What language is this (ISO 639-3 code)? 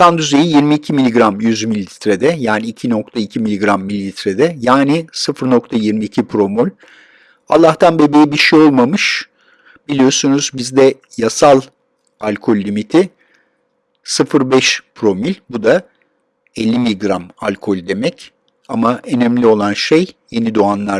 tur